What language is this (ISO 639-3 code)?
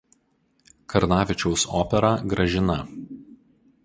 lit